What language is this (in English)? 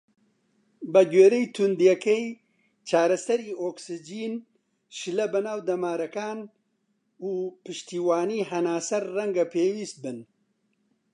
Central Kurdish